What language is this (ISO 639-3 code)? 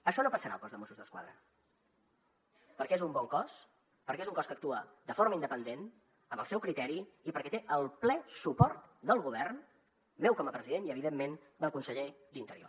cat